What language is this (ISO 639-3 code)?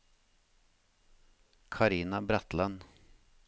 nor